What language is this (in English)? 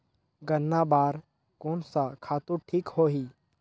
Chhattisgarhi